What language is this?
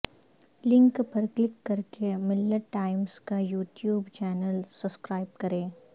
Urdu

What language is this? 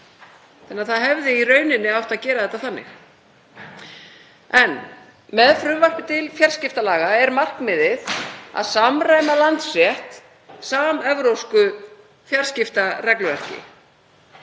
Icelandic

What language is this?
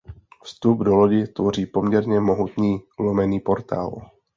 Czech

